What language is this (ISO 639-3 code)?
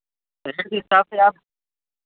hin